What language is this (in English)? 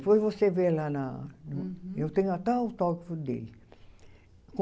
Portuguese